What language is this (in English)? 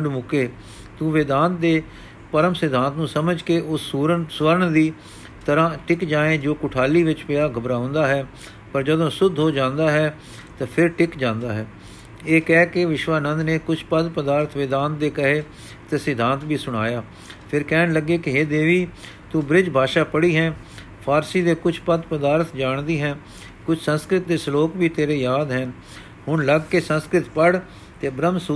Punjabi